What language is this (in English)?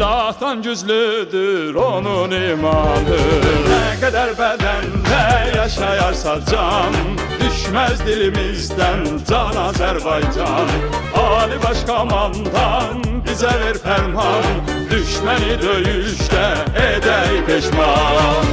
Turkish